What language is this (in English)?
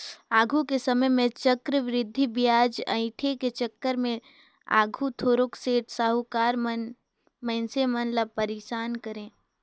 Chhattisgarhi